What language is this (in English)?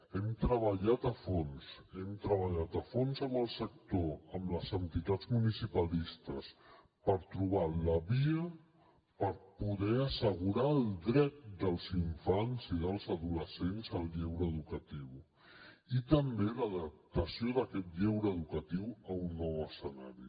Catalan